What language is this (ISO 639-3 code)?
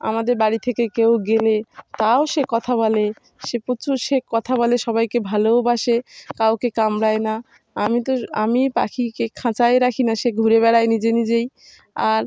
ben